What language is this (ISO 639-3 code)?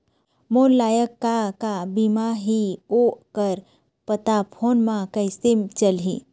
hne